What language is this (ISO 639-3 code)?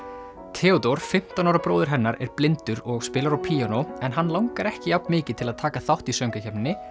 isl